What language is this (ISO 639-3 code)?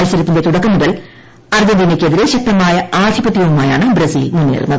mal